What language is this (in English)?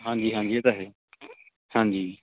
Punjabi